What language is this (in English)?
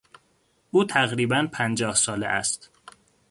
Persian